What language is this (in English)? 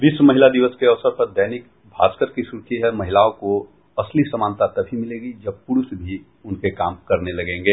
Hindi